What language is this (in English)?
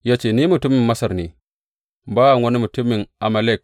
Hausa